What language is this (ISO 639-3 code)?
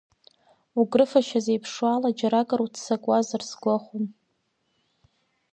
abk